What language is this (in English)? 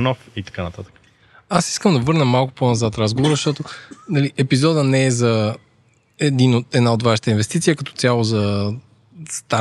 Bulgarian